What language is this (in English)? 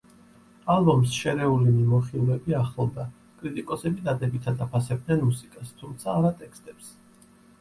Georgian